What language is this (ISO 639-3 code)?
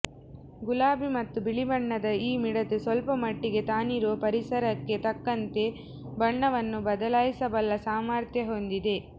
kan